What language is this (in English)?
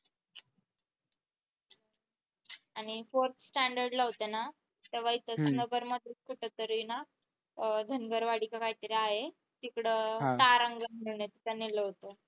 Marathi